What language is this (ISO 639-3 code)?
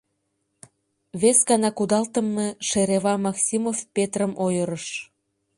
chm